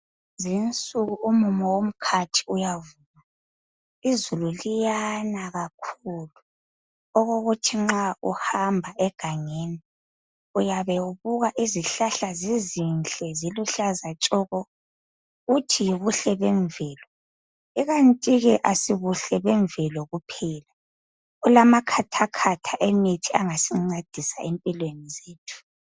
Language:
North Ndebele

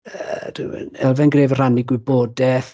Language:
Welsh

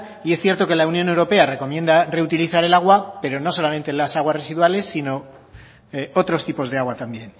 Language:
Spanish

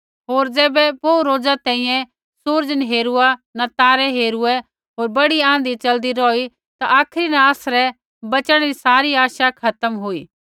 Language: Kullu Pahari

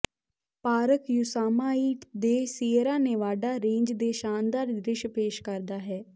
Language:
Punjabi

